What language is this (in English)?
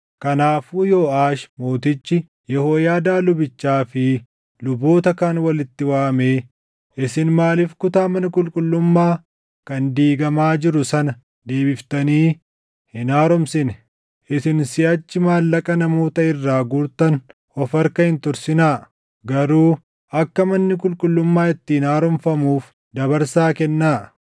Oromo